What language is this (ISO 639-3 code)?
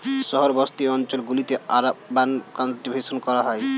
ben